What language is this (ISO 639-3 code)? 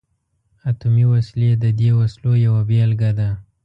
pus